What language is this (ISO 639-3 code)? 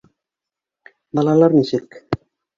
bak